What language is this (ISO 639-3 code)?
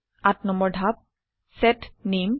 asm